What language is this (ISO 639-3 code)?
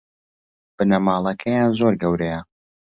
ckb